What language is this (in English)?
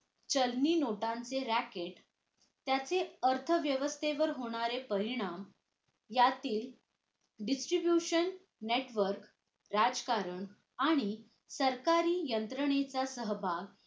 Marathi